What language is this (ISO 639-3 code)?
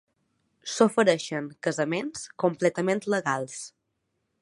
cat